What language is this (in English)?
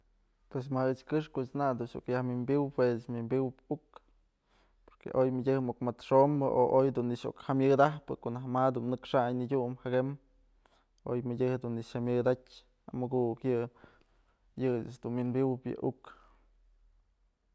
Mazatlán Mixe